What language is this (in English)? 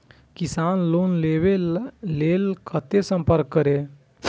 Maithili